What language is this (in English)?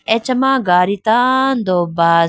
Idu-Mishmi